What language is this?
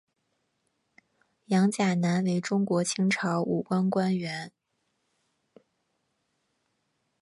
Chinese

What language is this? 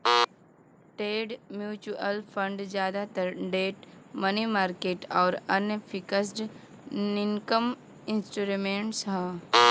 Bhojpuri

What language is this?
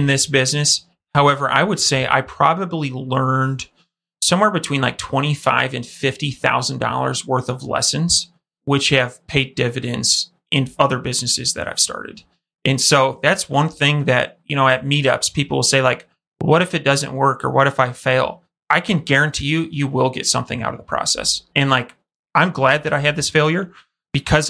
English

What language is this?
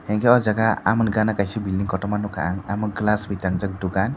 Kok Borok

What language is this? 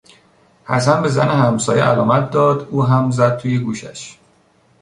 Persian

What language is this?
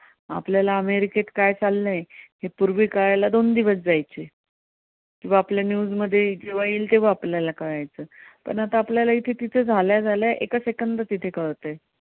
Marathi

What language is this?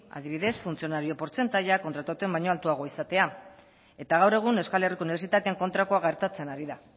Basque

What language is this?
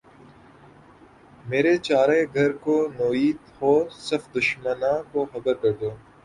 Urdu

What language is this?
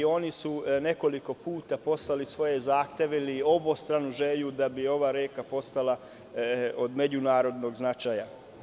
Serbian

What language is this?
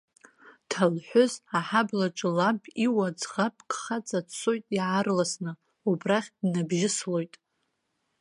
Abkhazian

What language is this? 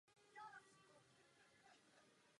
Czech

